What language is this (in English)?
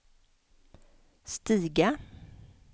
Swedish